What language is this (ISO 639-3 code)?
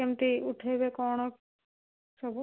ori